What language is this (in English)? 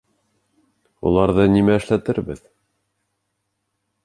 Bashkir